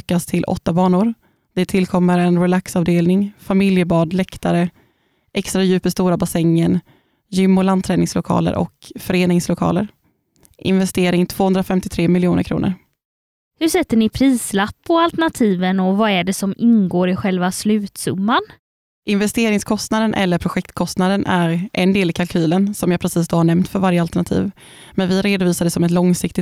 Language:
Swedish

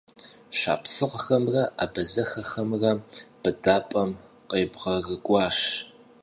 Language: Kabardian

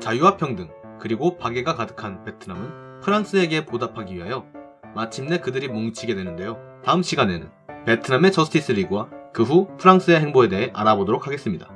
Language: Korean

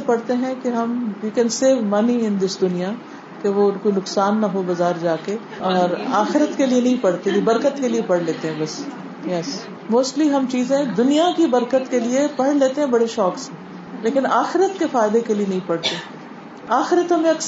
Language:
Urdu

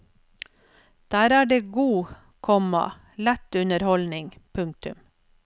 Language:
Norwegian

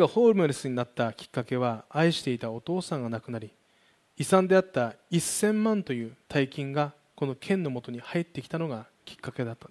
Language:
Japanese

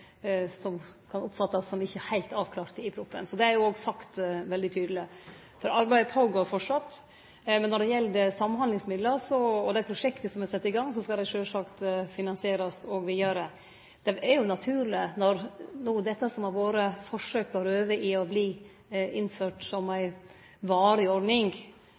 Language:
Norwegian Nynorsk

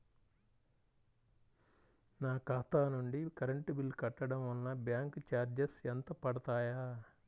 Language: Telugu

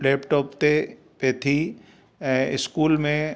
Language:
Sindhi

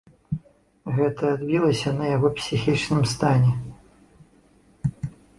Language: Belarusian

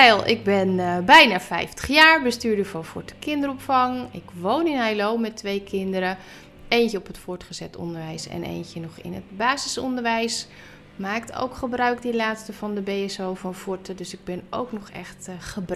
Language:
Dutch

